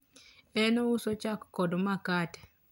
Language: Luo (Kenya and Tanzania)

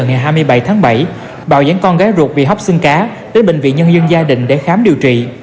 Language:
Vietnamese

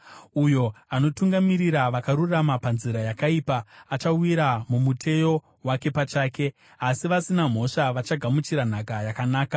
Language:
Shona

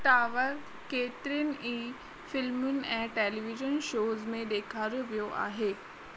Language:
Sindhi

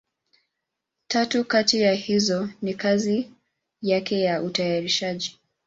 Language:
Swahili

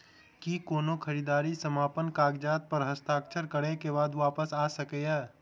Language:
Maithili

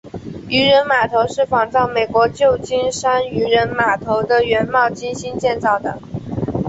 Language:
Chinese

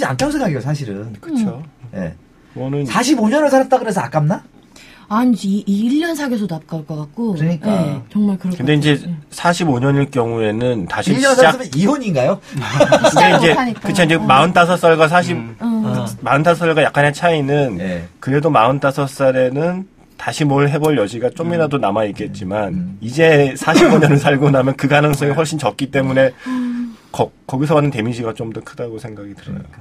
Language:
Korean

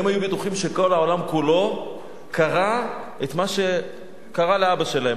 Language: Hebrew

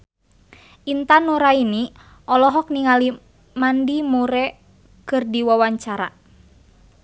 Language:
Sundanese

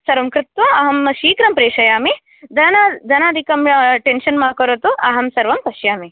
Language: Sanskrit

